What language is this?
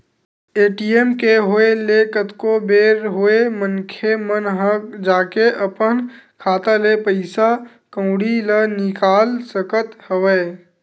Chhattisgarhi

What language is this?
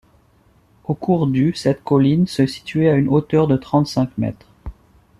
French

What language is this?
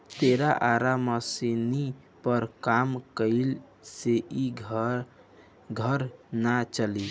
Bhojpuri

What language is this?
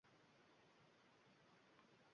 Uzbek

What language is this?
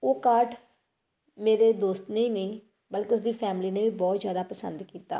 Punjabi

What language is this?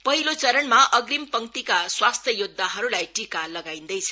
Nepali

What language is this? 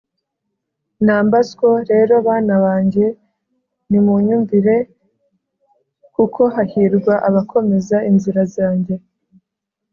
Kinyarwanda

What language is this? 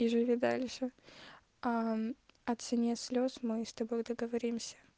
Russian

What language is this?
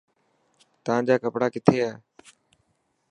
Dhatki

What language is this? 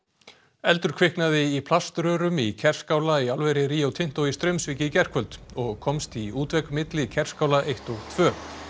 Icelandic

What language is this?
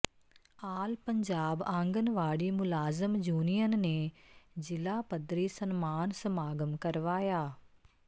Punjabi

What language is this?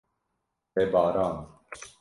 Kurdish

